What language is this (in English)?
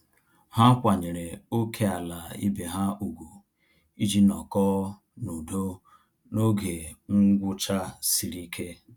Igbo